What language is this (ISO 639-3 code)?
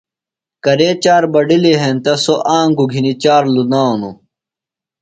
phl